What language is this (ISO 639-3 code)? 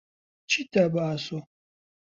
ckb